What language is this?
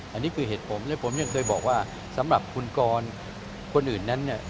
Thai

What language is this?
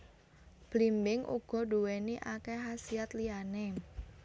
Javanese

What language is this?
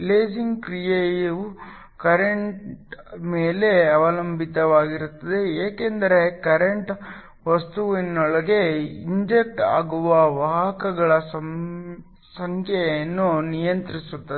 Kannada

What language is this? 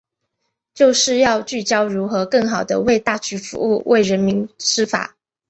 Chinese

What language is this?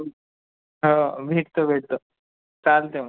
Marathi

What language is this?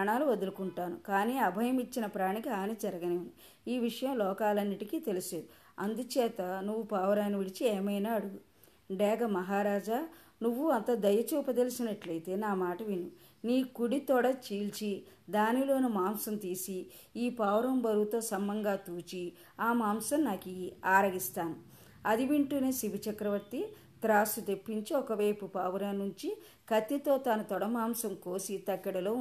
Telugu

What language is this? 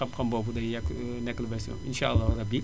Wolof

